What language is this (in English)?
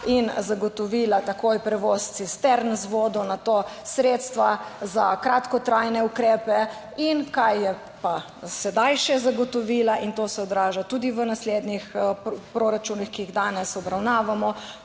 Slovenian